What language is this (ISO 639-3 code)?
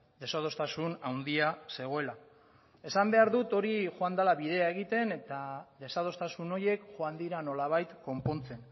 eus